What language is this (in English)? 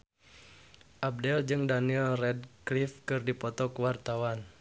Sundanese